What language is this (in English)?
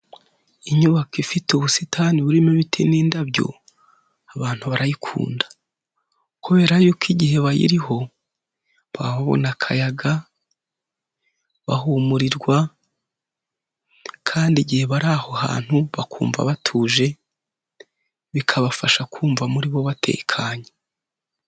Kinyarwanda